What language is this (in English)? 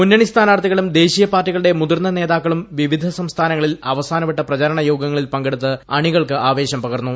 Malayalam